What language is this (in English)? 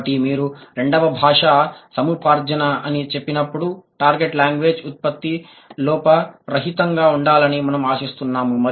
Telugu